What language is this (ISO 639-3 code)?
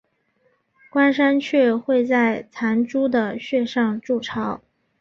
zho